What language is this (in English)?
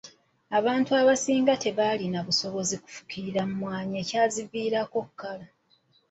Ganda